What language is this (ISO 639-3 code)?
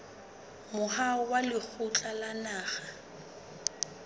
sot